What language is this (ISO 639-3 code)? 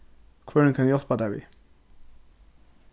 fao